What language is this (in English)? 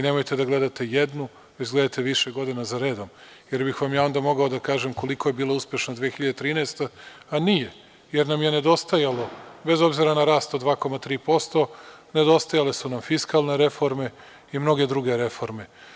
Serbian